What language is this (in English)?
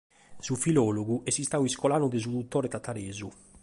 Sardinian